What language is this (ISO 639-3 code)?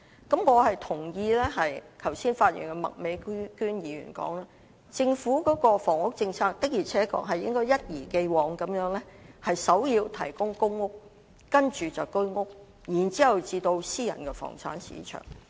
yue